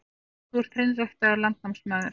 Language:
Icelandic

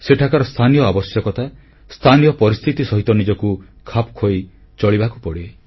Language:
Odia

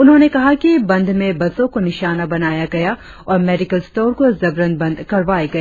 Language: Hindi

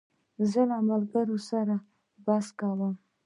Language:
Pashto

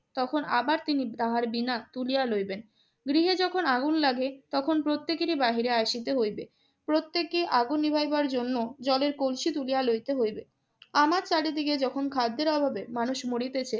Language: Bangla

